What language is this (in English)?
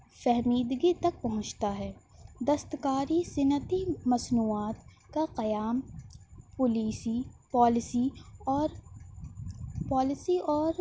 Urdu